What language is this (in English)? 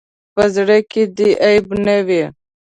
Pashto